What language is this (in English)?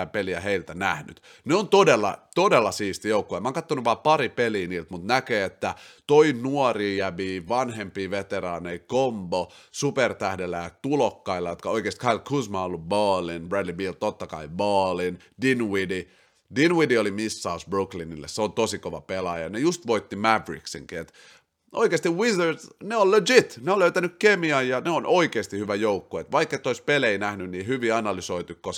Finnish